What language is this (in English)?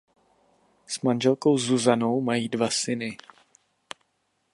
Czech